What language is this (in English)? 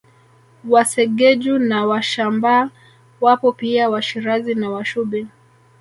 Swahili